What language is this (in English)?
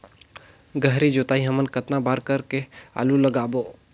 Chhattisgarhi